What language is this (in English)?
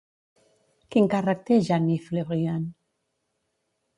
Catalan